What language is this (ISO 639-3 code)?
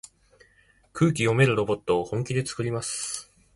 jpn